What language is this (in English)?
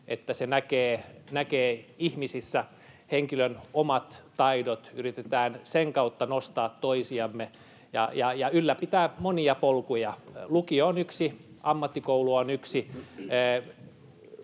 Finnish